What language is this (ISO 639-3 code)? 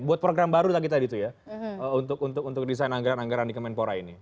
ind